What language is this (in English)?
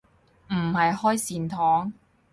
Cantonese